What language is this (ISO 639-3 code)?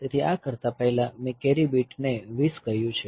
guj